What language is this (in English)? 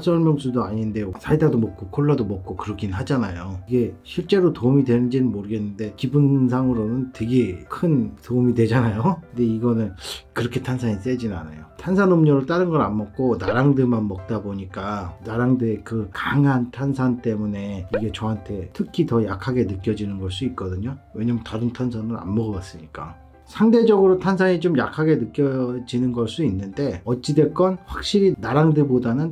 Korean